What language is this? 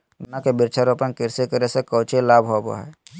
Magahi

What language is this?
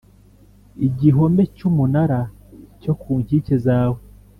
Kinyarwanda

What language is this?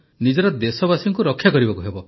Odia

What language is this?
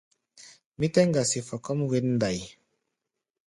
Gbaya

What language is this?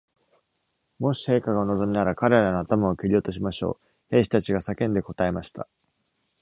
Japanese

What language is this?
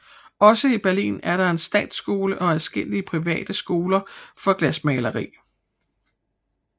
Danish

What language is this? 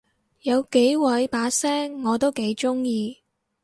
Cantonese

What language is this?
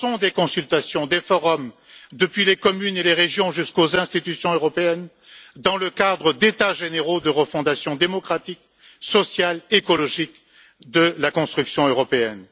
French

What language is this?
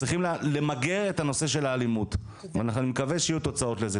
Hebrew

